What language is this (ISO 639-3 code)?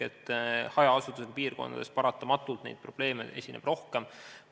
est